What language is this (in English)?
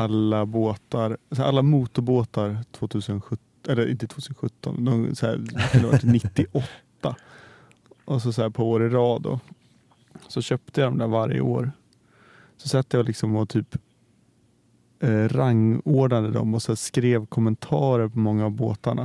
Swedish